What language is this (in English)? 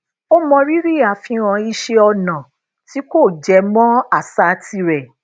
Yoruba